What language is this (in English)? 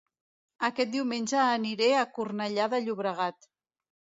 Catalan